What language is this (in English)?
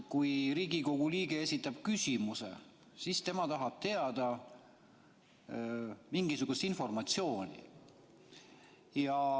Estonian